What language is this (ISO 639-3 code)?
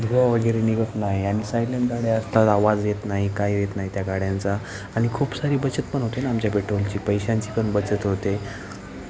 mar